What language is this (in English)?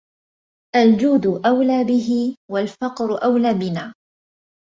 Arabic